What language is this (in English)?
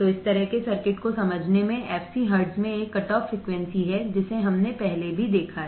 Hindi